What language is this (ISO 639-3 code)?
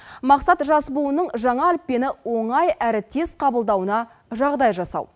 kaz